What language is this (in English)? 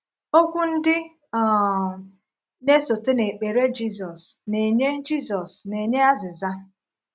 Igbo